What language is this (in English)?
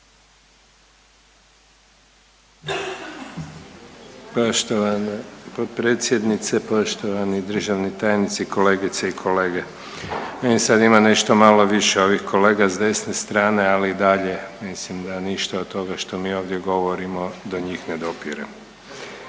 Croatian